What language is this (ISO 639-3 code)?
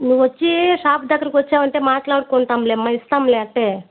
tel